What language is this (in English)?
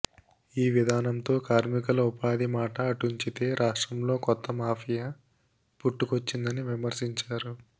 Telugu